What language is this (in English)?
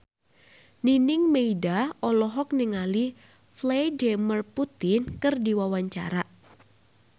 Sundanese